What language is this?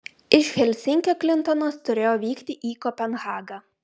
Lithuanian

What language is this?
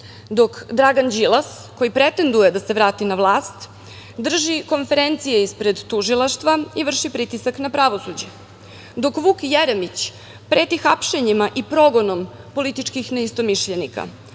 Serbian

